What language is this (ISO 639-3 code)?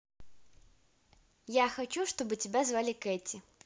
rus